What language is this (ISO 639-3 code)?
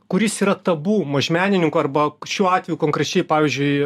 lit